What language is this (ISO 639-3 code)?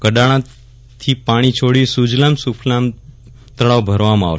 guj